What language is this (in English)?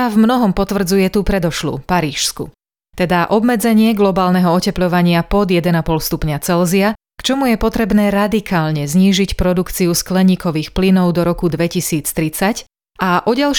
Slovak